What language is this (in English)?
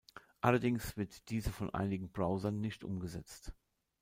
German